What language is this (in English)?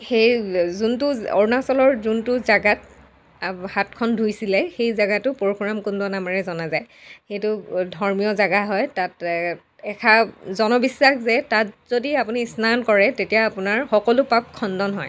Assamese